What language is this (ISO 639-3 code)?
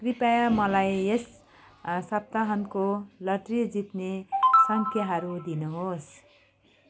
nep